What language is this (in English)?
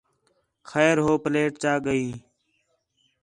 Khetrani